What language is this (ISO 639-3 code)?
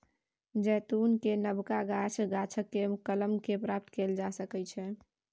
mai